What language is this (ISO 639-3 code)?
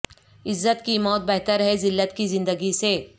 urd